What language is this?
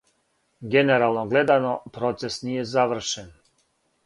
Serbian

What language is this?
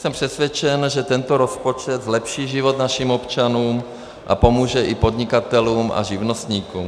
Czech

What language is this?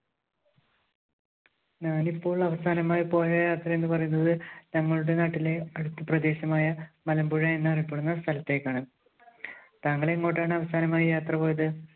Malayalam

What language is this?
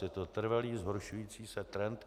Czech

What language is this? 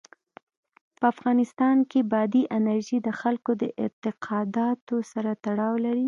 Pashto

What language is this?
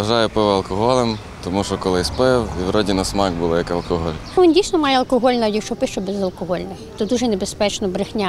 Ukrainian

